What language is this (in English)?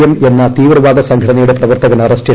Malayalam